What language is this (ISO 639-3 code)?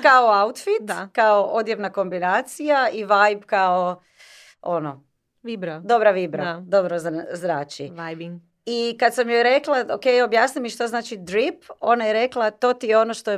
hrv